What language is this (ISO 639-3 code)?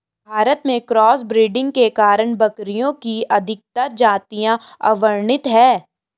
hin